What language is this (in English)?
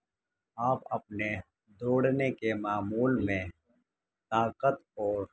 Urdu